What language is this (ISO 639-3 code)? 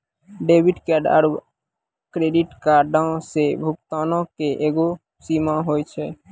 mai